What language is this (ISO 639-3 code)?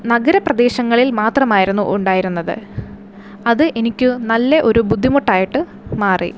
mal